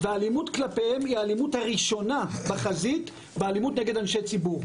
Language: Hebrew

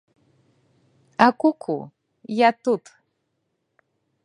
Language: Belarusian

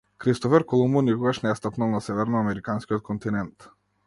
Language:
Macedonian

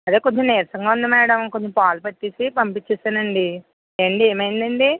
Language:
Telugu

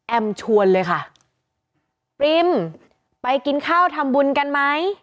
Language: Thai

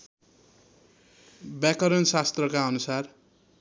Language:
Nepali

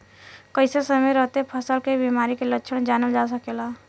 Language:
Bhojpuri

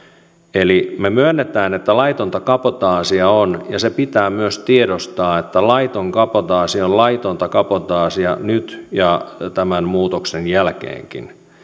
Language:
Finnish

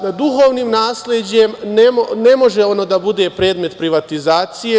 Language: Serbian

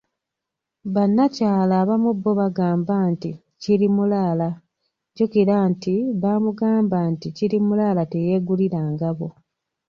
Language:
Ganda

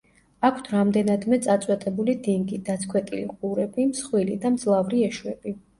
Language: Georgian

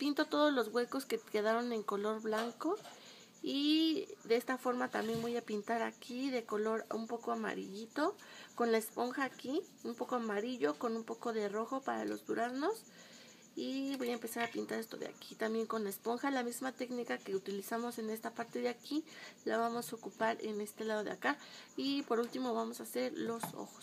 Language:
Spanish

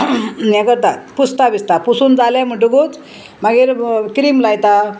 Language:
Konkani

